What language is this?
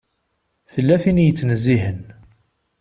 Kabyle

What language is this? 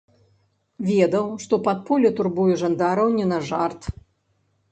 Belarusian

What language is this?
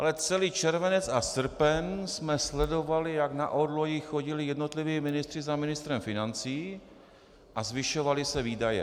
Czech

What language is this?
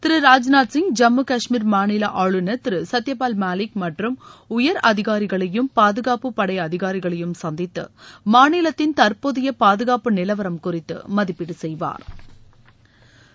Tamil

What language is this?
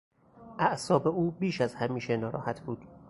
Persian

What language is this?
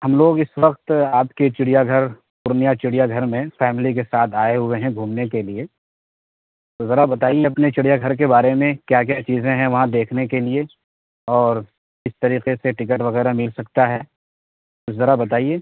Urdu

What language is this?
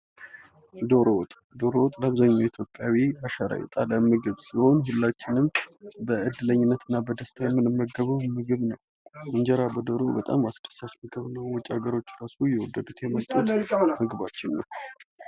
Amharic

